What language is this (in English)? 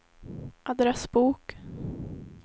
Swedish